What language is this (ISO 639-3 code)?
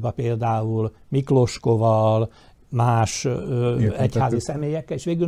hun